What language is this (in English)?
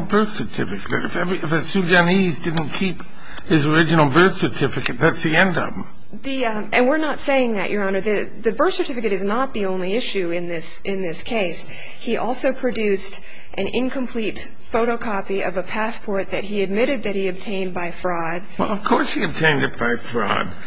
English